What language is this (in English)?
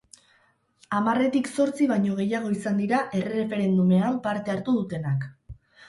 Basque